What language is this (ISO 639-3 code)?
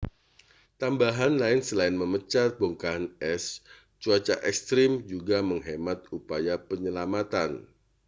ind